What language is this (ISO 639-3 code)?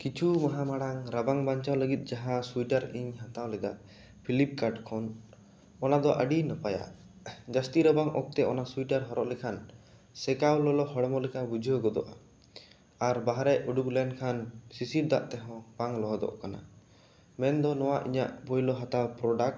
sat